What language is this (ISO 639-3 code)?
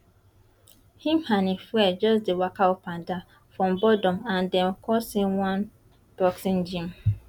pcm